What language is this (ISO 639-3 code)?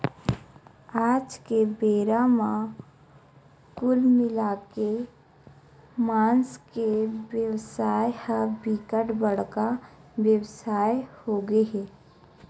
hne